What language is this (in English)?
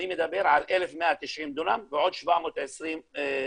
Hebrew